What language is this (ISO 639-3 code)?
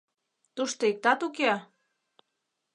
chm